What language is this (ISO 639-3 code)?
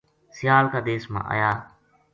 gju